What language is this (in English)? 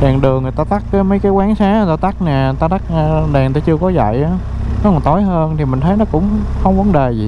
Vietnamese